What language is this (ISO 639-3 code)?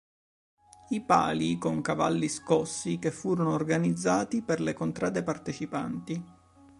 ita